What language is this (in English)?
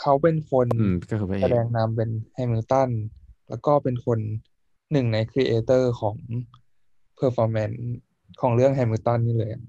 Thai